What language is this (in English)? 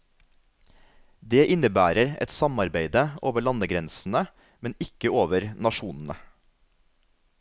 Norwegian